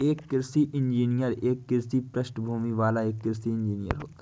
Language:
Hindi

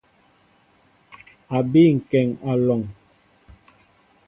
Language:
Mbo (Cameroon)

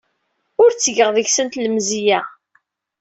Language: Kabyle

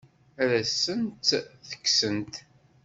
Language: Kabyle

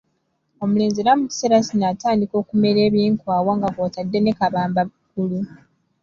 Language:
Ganda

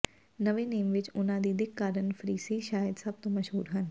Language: Punjabi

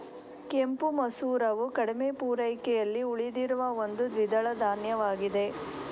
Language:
Kannada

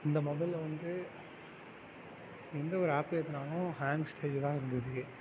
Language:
Tamil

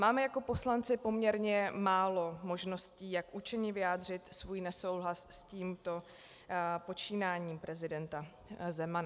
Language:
Czech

